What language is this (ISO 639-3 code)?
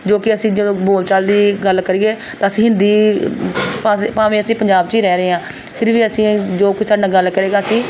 pan